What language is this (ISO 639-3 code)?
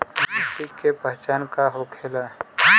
bho